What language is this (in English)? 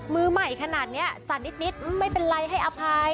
Thai